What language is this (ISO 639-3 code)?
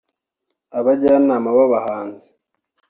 kin